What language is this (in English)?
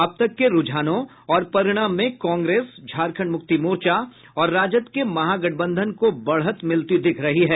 Hindi